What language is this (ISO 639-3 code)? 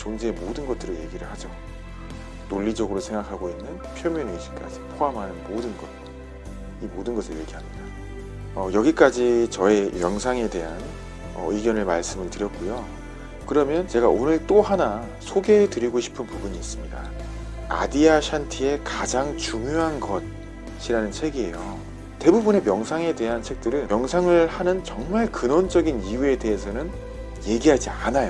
kor